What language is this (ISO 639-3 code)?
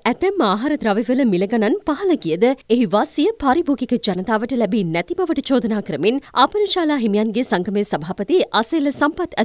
tha